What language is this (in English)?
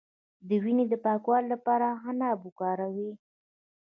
Pashto